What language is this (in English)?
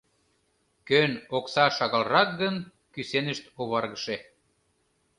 Mari